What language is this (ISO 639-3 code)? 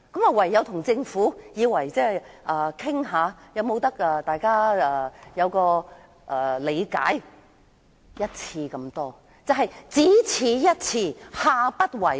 yue